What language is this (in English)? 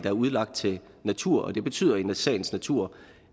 Danish